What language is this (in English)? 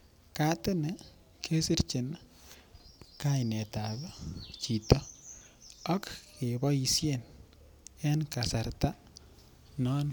Kalenjin